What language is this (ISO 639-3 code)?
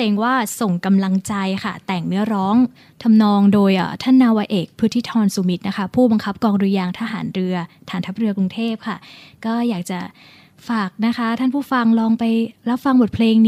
tha